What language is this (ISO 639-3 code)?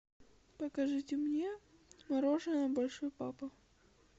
rus